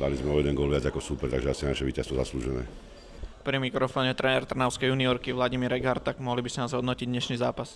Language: Slovak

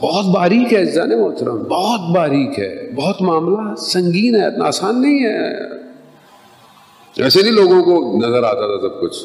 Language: Urdu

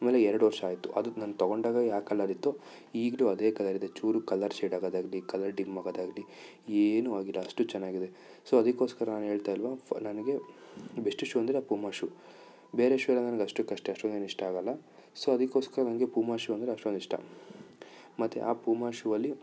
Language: Kannada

